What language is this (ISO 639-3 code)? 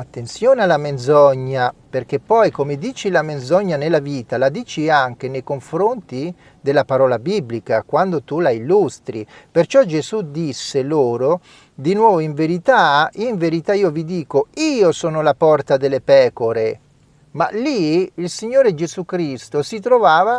ita